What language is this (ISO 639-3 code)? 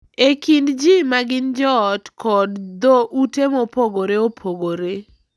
luo